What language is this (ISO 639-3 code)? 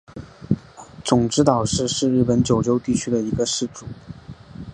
zho